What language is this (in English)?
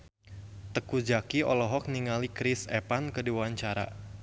Sundanese